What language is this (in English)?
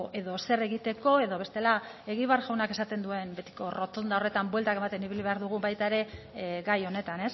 Basque